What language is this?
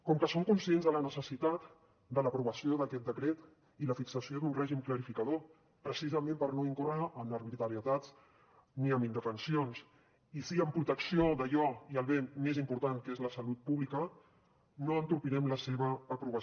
Catalan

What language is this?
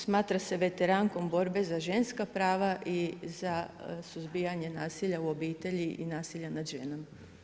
Croatian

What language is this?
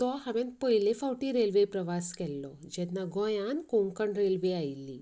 Konkani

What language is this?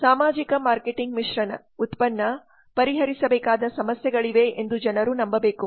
Kannada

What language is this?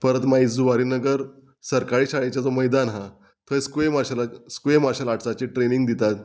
Konkani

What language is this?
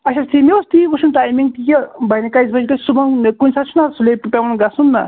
Kashmiri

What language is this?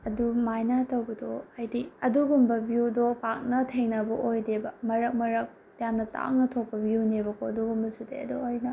Manipuri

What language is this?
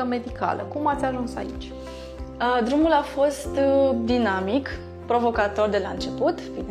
Romanian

